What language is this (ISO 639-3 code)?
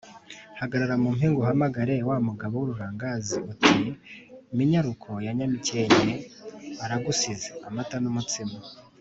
kin